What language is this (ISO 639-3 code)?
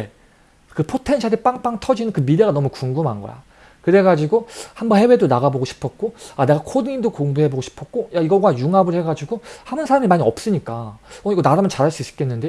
kor